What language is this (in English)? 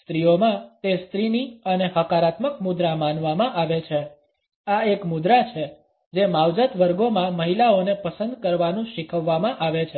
Gujarati